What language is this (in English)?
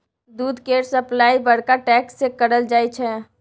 Maithili